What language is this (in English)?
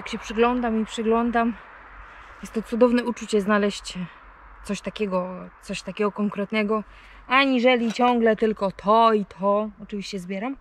Polish